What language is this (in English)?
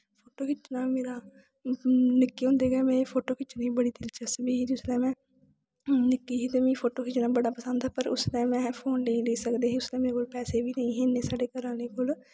Dogri